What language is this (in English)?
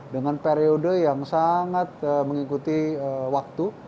Indonesian